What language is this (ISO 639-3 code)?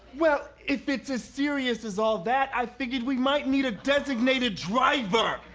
eng